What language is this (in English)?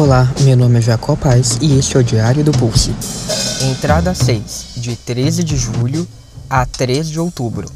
Portuguese